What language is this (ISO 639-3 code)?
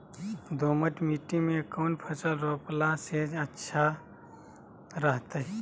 mag